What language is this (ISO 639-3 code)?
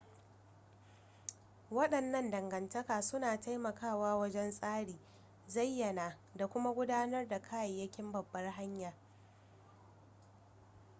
hau